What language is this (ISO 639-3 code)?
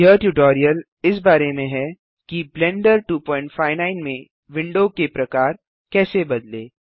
hin